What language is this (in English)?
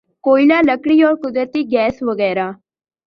Urdu